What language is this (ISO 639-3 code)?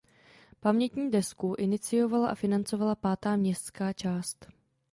ces